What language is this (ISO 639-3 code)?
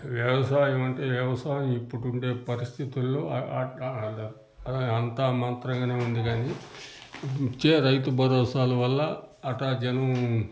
tel